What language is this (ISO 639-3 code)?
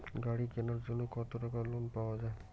ben